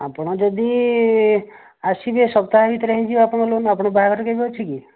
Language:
Odia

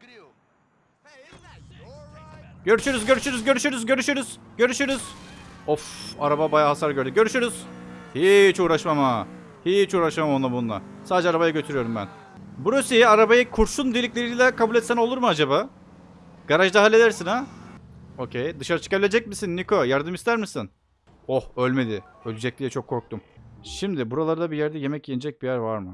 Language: Turkish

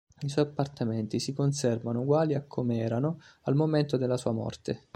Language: Italian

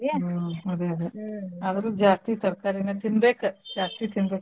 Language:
Kannada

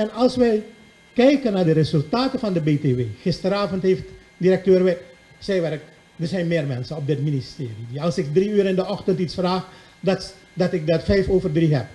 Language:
Dutch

